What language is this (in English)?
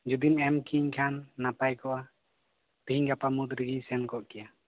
Santali